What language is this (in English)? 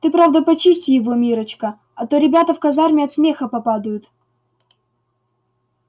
Russian